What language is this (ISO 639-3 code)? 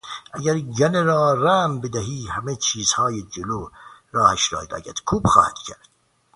fas